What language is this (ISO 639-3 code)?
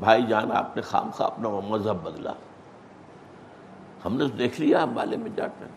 urd